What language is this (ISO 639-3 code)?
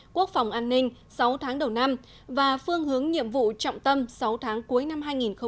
vie